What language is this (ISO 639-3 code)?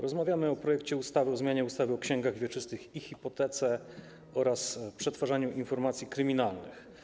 pol